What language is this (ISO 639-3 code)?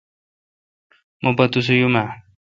xka